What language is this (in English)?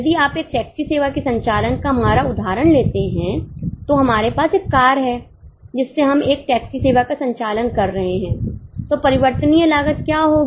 Hindi